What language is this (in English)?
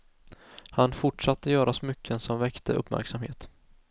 Swedish